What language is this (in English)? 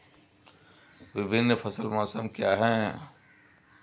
Hindi